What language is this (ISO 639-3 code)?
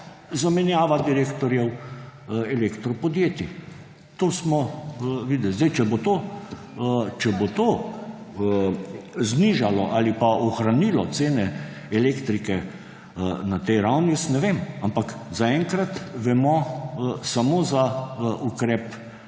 slv